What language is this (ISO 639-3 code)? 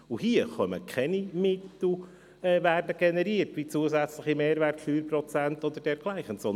gsw